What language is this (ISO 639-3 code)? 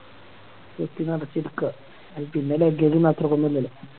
mal